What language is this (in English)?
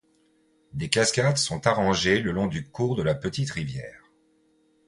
French